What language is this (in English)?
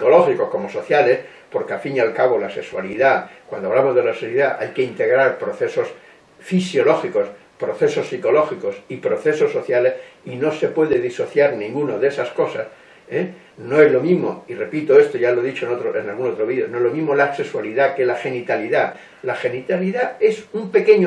Spanish